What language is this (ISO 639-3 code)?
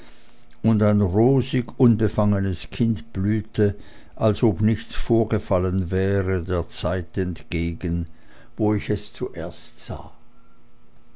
deu